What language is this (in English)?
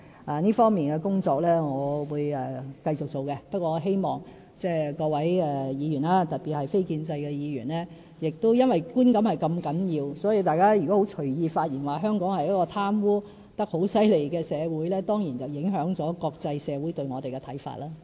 Cantonese